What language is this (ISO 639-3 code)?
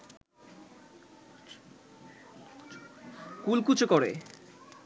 ben